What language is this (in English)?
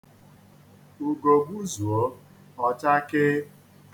Igbo